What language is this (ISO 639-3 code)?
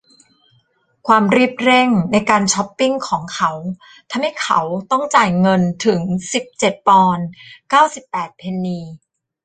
tha